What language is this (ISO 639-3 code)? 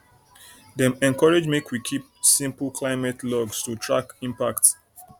pcm